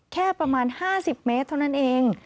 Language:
Thai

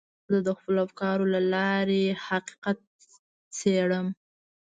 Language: Pashto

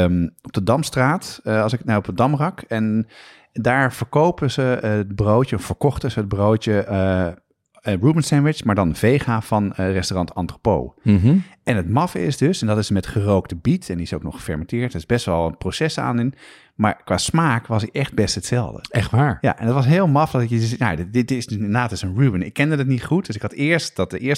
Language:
Dutch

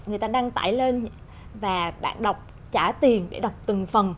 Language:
Vietnamese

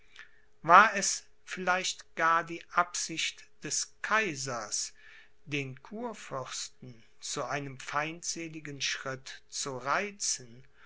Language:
German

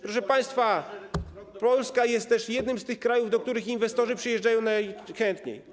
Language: Polish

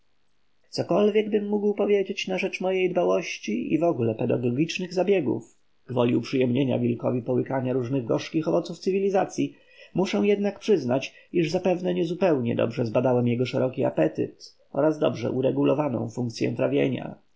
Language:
Polish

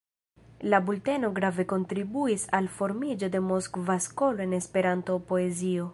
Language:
Esperanto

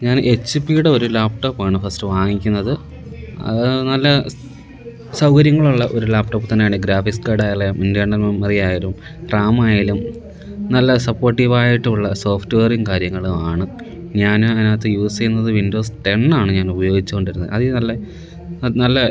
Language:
Malayalam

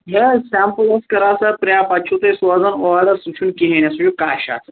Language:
Kashmiri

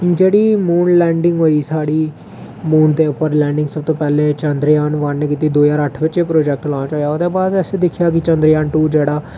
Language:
Dogri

